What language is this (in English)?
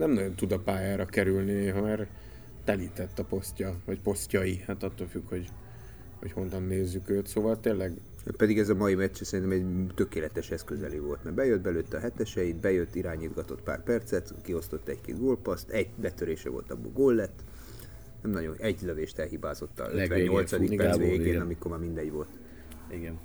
Hungarian